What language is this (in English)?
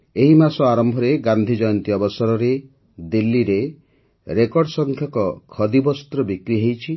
Odia